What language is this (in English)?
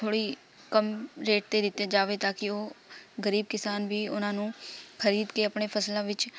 Punjabi